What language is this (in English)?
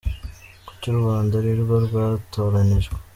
Kinyarwanda